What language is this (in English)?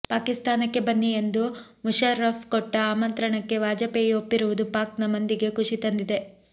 Kannada